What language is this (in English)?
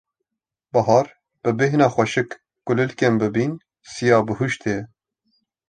Kurdish